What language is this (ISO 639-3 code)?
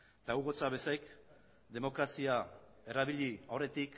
eus